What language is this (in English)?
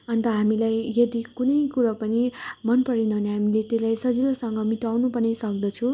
Nepali